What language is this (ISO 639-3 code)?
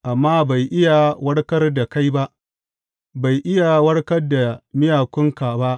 hau